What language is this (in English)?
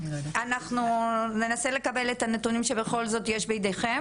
Hebrew